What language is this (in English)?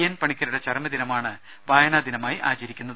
Malayalam